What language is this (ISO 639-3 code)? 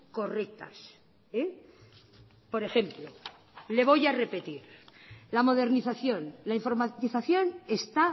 spa